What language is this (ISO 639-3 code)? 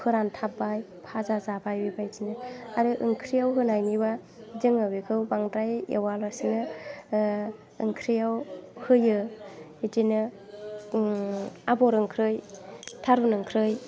brx